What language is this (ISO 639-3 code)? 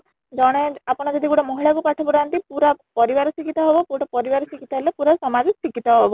ori